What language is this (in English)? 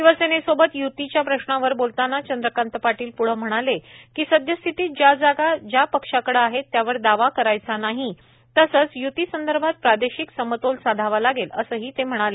Marathi